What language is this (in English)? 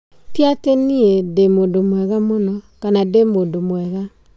Kikuyu